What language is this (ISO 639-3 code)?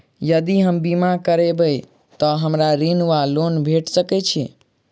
mai